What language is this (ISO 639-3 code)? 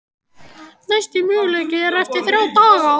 isl